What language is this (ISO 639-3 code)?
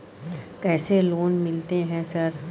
mai